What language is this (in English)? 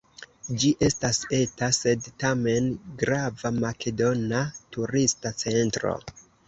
Esperanto